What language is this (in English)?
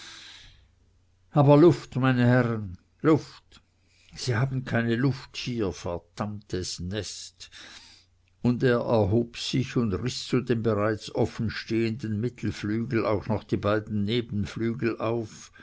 German